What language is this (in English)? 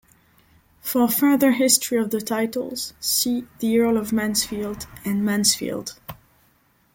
English